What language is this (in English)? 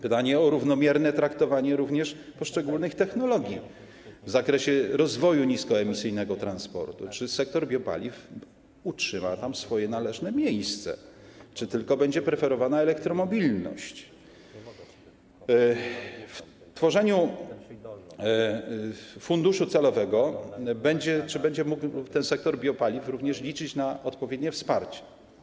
Polish